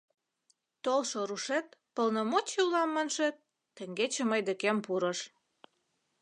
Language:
Mari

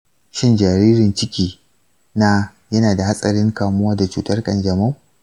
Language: Hausa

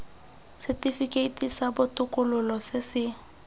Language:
Tswana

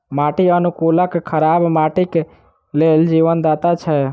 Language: Maithili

